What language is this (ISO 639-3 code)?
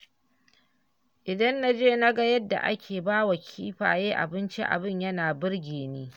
hau